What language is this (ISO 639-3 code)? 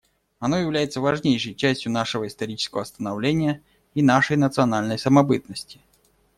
rus